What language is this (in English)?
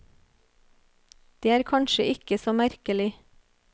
Norwegian